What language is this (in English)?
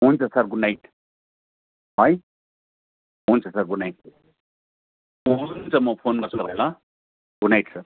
Nepali